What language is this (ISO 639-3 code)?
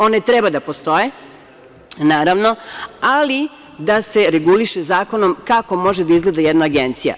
srp